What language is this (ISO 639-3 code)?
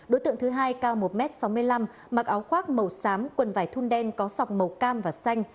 vie